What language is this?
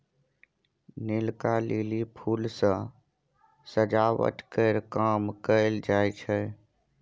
Maithili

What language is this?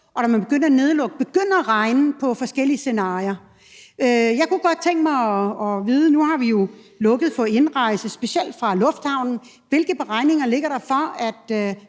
Danish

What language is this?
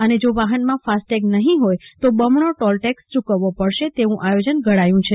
Gujarati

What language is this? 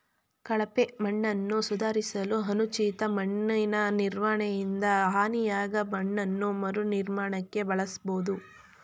Kannada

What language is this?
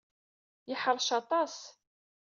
Kabyle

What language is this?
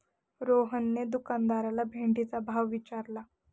Marathi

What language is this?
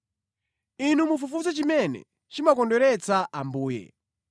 Nyanja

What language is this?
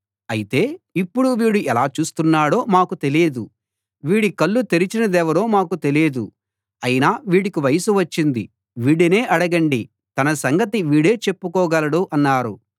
Telugu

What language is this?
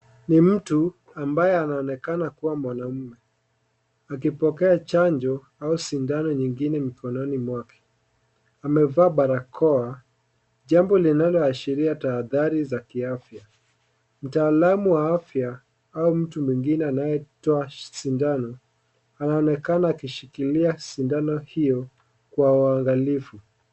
Swahili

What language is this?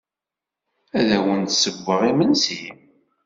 Kabyle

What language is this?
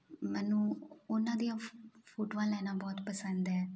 Punjabi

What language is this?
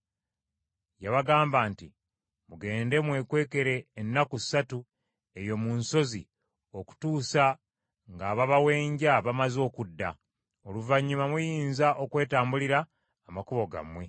Ganda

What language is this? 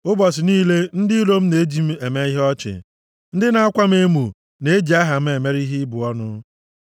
Igbo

